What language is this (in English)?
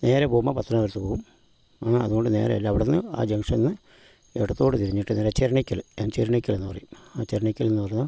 Malayalam